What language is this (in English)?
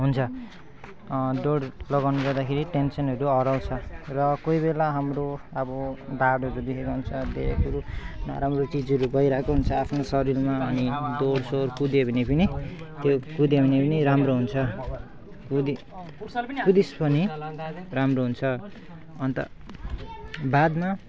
Nepali